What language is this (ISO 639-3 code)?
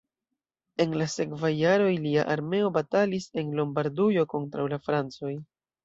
epo